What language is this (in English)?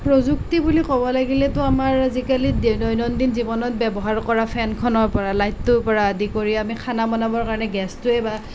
Assamese